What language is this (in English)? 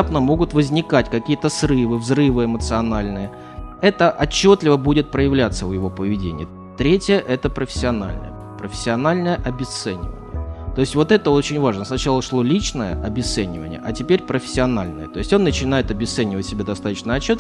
Russian